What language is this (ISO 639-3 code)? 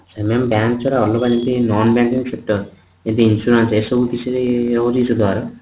ori